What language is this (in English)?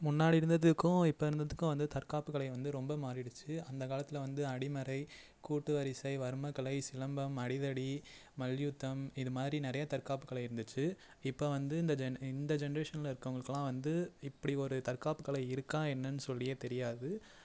Tamil